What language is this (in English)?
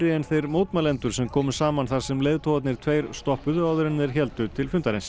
Icelandic